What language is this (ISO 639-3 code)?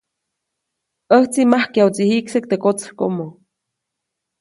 zoc